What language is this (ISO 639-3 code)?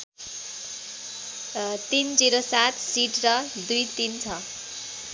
nep